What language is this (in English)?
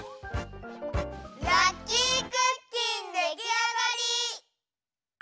Japanese